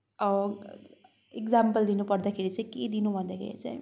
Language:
Nepali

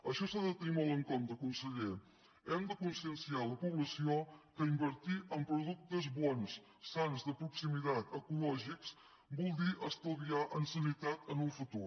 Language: Catalan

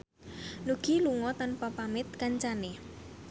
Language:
Javanese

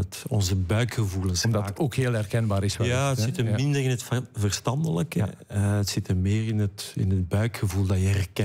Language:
Dutch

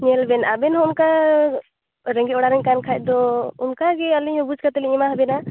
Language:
Santali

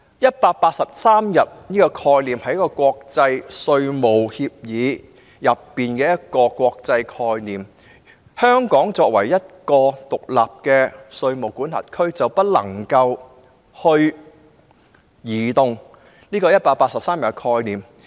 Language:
Cantonese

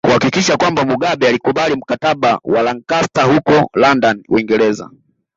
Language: Swahili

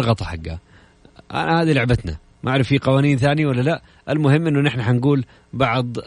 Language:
Arabic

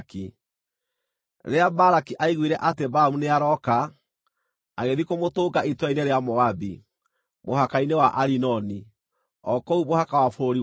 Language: Kikuyu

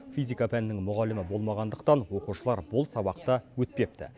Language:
Kazakh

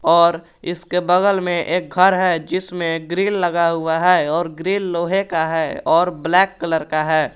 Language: Hindi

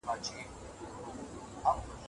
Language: Pashto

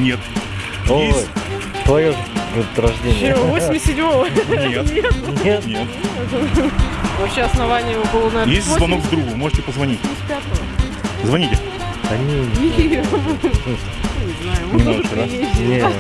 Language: Russian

